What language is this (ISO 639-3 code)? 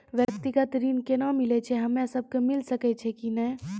mai